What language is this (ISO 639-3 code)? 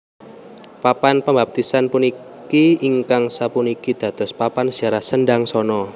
jav